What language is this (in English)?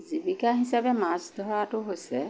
Assamese